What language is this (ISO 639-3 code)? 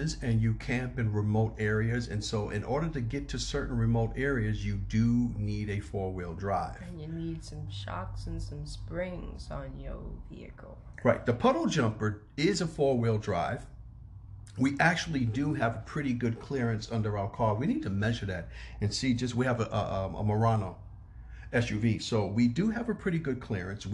eng